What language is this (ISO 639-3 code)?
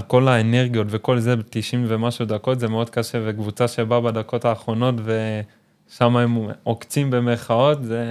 heb